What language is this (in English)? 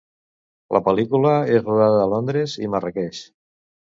Catalan